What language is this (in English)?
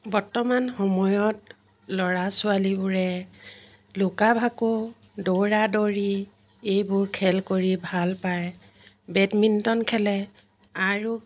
Assamese